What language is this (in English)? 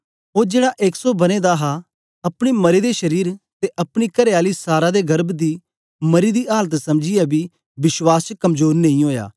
Dogri